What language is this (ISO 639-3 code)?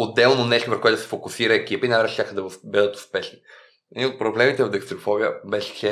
bul